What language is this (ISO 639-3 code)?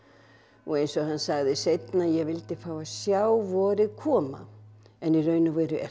isl